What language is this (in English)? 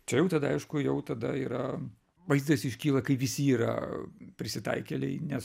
Lithuanian